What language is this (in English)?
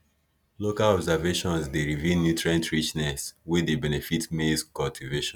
Nigerian Pidgin